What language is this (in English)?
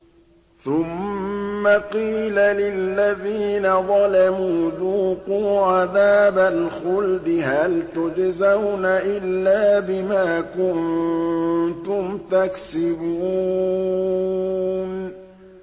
Arabic